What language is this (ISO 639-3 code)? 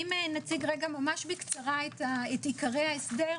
heb